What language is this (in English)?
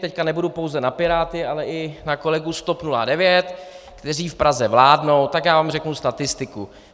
Czech